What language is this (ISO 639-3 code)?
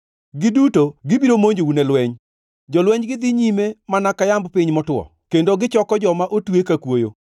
luo